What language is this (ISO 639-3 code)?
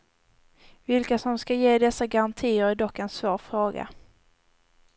swe